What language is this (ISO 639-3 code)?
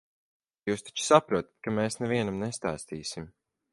lav